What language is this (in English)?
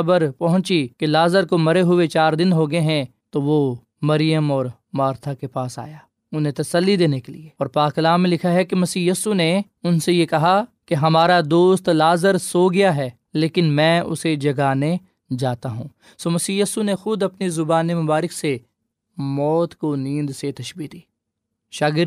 Urdu